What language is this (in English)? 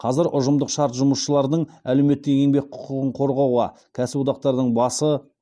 Kazakh